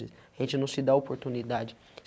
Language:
Portuguese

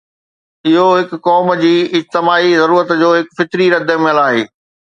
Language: Sindhi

